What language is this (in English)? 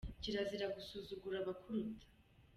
Kinyarwanda